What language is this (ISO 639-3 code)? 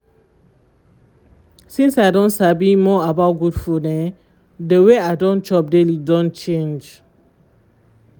pcm